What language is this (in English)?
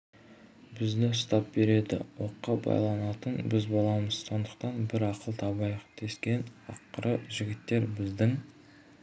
Kazakh